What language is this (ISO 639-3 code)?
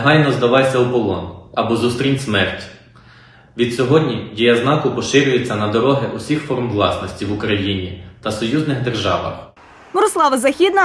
ukr